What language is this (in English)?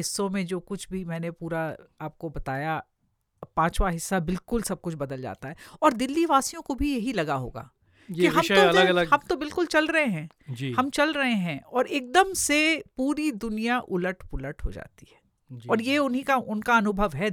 Hindi